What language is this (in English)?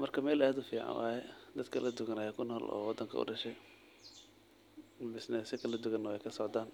Somali